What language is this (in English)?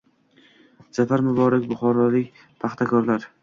Uzbek